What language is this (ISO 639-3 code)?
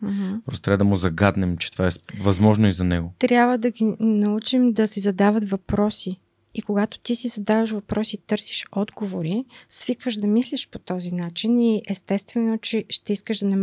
bul